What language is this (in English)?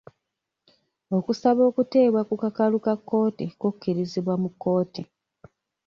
Ganda